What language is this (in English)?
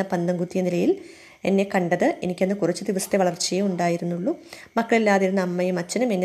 Malayalam